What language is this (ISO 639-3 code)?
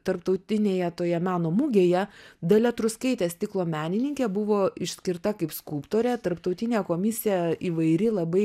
lit